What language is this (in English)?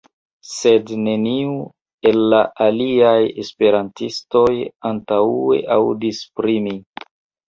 Esperanto